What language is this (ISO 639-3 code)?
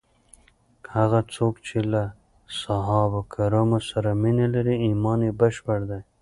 pus